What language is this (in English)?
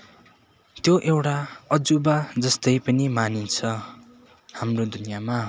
Nepali